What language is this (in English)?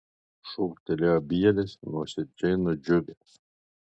Lithuanian